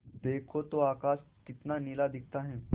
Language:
Hindi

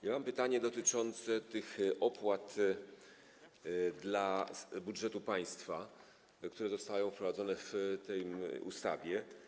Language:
Polish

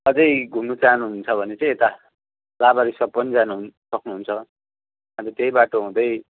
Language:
Nepali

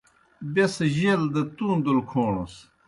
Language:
Kohistani Shina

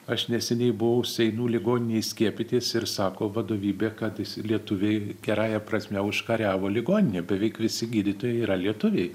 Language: Lithuanian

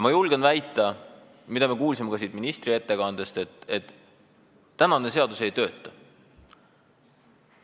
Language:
Estonian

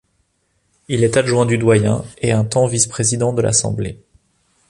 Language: French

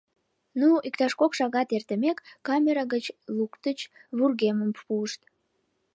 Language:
Mari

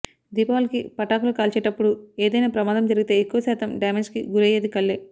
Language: Telugu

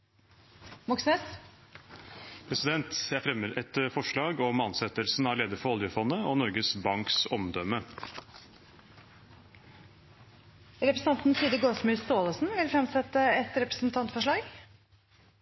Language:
Norwegian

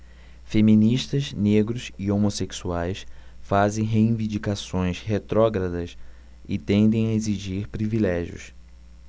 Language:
Portuguese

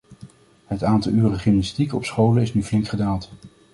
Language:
Dutch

